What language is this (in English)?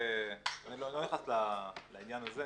Hebrew